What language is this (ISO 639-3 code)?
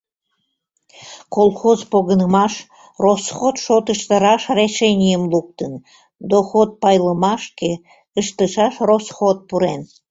chm